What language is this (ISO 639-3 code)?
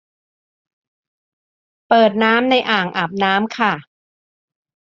tha